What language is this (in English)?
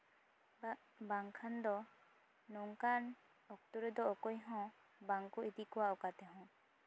Santali